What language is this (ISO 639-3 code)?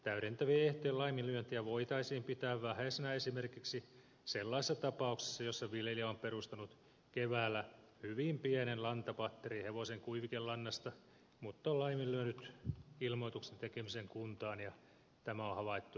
fin